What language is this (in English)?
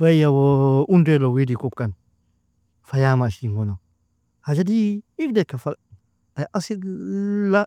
Nobiin